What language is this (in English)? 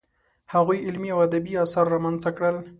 Pashto